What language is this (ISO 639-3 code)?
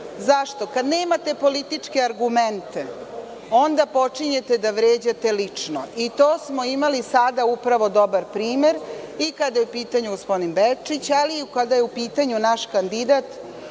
srp